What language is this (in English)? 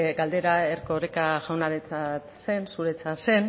Basque